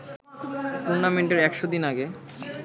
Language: Bangla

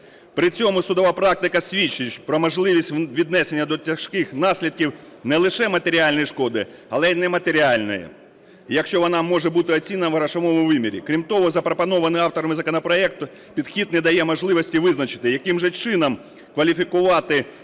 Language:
Ukrainian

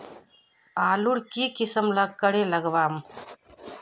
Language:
Magahi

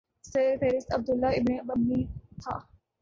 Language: Urdu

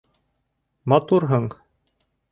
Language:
Bashkir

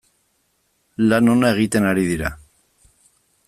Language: Basque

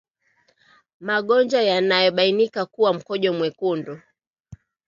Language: Swahili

